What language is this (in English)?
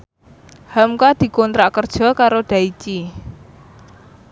Javanese